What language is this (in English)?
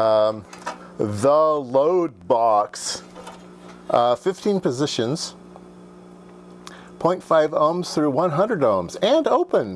English